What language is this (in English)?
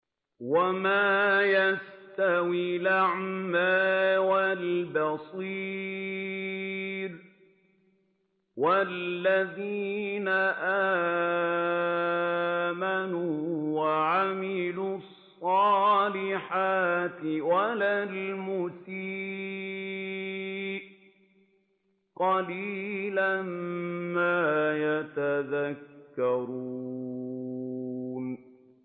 Arabic